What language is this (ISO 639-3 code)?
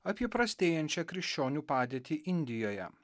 lit